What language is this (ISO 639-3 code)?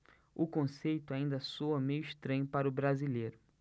por